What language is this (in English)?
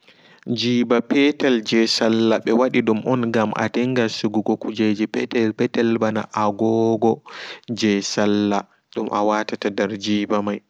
Fula